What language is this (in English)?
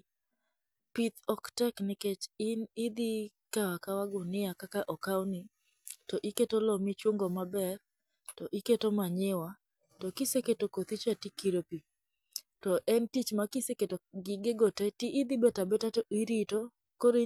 Luo (Kenya and Tanzania)